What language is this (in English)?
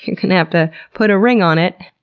English